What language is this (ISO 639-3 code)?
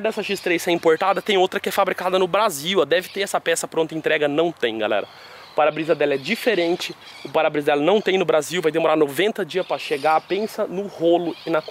por